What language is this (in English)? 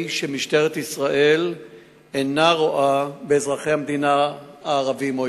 Hebrew